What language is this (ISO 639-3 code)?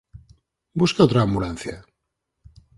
glg